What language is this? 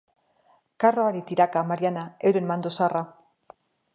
Basque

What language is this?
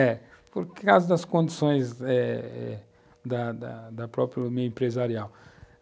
Portuguese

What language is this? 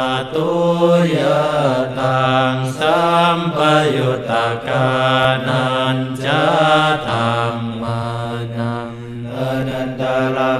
Thai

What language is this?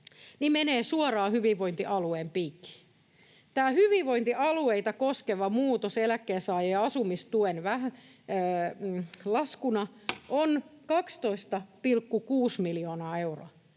Finnish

